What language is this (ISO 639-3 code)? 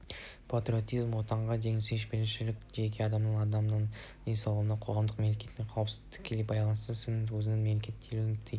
kaz